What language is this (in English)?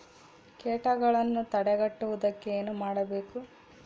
Kannada